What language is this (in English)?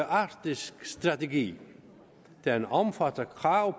Danish